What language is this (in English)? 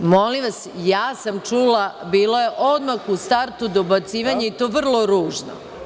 Serbian